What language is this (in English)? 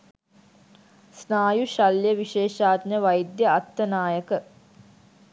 Sinhala